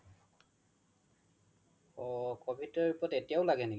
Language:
Assamese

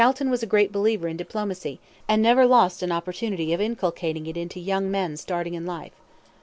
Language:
English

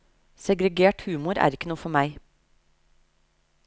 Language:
Norwegian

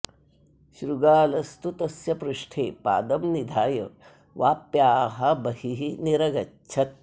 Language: Sanskrit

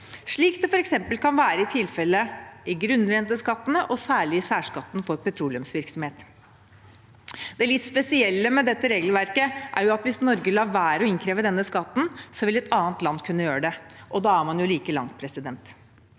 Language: Norwegian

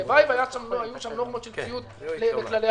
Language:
Hebrew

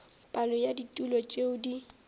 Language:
Northern Sotho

